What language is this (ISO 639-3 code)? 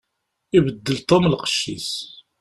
kab